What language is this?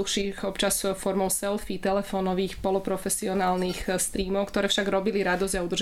Slovak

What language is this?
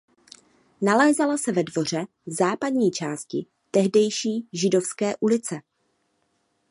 Czech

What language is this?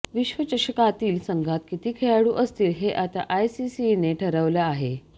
Marathi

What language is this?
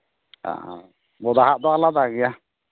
Santali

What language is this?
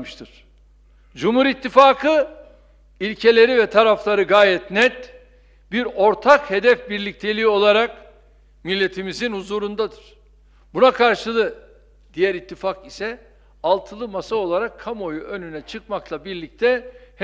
Turkish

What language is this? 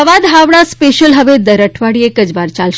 Gujarati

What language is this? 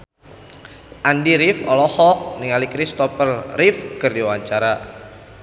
Sundanese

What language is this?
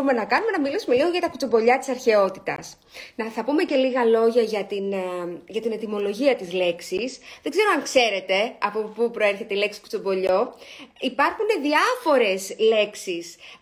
Greek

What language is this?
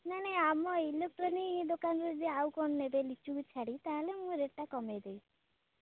Odia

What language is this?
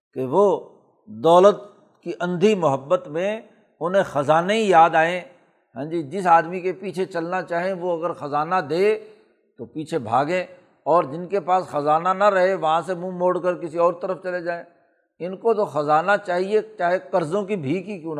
Urdu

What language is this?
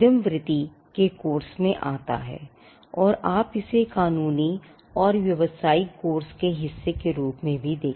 Hindi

